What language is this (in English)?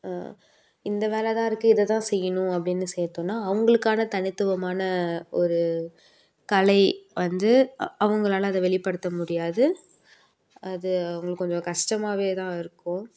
Tamil